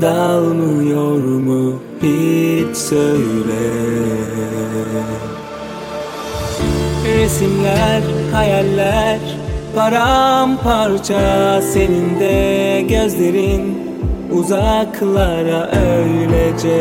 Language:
Turkish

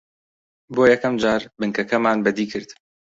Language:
Central Kurdish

